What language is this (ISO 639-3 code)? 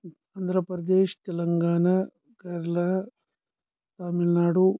kas